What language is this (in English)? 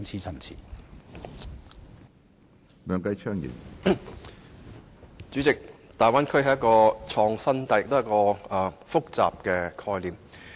Cantonese